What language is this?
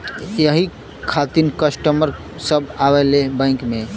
Bhojpuri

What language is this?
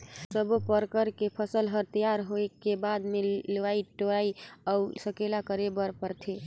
Chhattisgarhi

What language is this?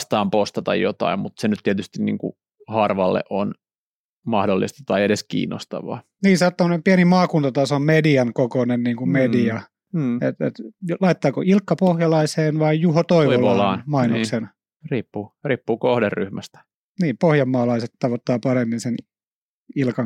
Finnish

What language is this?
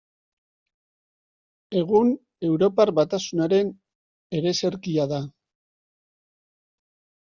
Basque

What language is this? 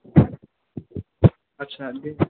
Bodo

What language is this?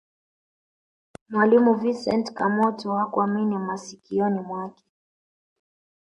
Swahili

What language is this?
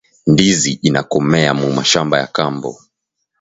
Swahili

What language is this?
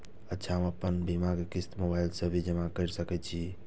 Maithili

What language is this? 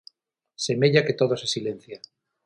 Galician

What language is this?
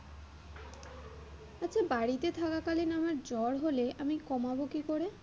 Bangla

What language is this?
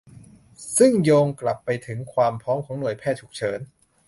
Thai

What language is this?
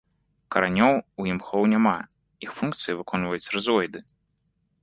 Belarusian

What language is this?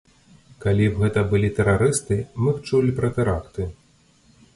Belarusian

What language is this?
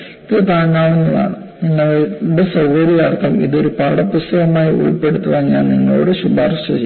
Malayalam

